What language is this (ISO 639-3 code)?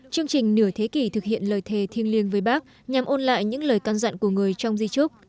vie